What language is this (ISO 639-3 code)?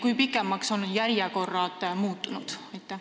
est